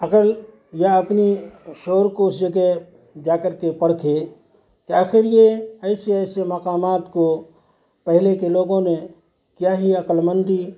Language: Urdu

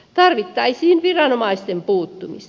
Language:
Finnish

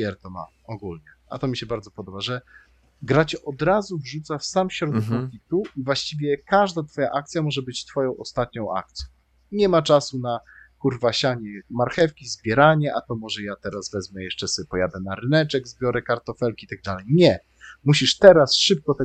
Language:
Polish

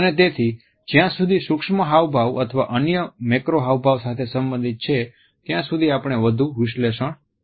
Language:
Gujarati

